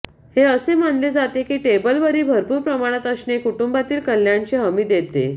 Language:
Marathi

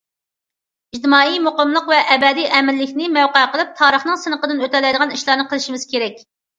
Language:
Uyghur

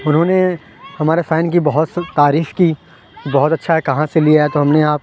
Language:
Urdu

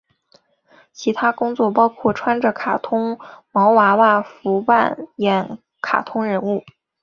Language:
Chinese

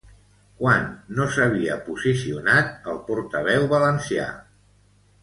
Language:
Catalan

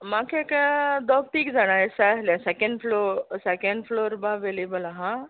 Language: Konkani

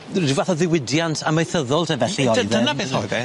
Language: Welsh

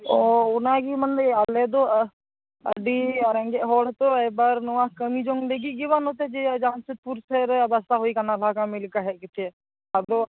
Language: Santali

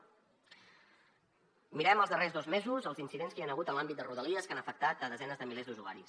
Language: Catalan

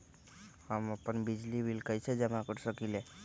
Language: Magahi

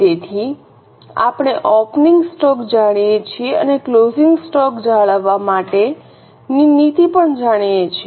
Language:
Gujarati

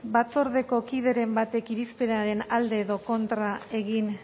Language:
Basque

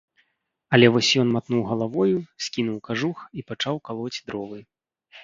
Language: Belarusian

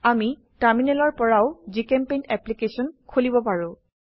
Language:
Assamese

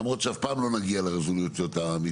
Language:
Hebrew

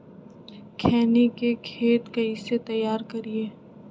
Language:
Magahi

